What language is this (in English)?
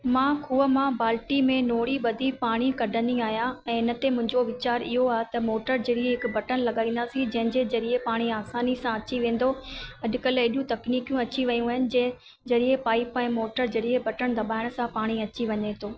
Sindhi